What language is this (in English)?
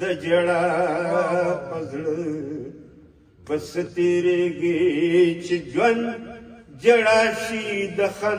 Romanian